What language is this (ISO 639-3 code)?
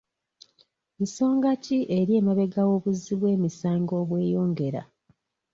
lug